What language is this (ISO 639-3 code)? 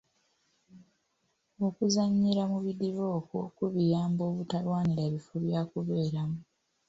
lug